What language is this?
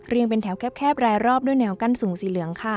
Thai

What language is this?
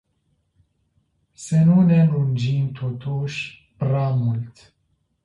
Romanian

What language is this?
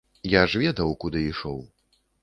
Belarusian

